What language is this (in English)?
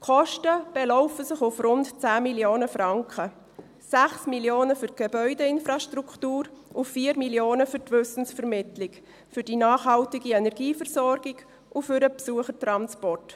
Swiss German